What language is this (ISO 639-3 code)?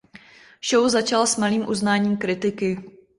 ces